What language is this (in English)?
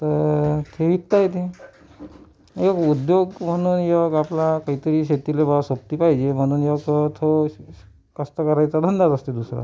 Marathi